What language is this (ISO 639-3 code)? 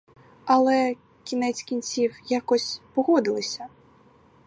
ukr